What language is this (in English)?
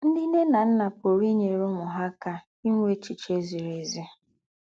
Igbo